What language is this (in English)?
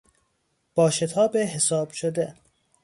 Persian